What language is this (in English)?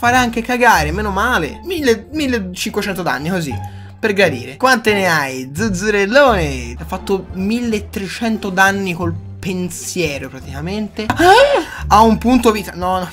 Italian